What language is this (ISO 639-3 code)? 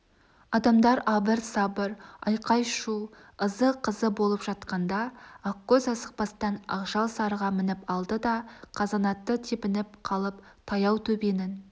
kaz